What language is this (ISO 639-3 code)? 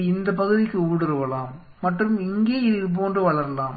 tam